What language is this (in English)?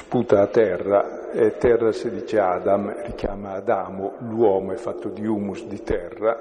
Italian